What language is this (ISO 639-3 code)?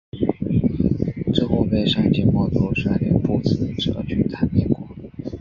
zho